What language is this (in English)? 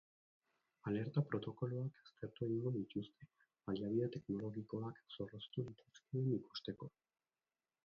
Basque